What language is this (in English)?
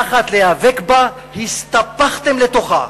Hebrew